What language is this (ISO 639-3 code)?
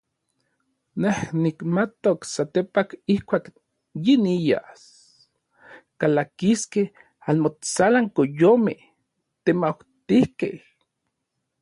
nlv